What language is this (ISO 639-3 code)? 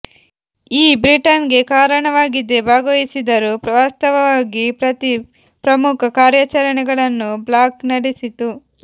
kan